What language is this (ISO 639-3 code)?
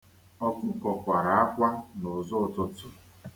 ibo